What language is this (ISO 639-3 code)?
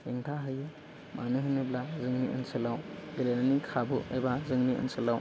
brx